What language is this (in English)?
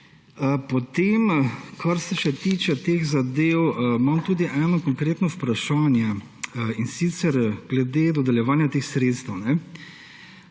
Slovenian